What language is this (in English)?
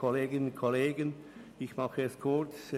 Swiss German